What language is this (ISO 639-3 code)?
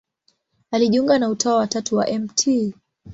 swa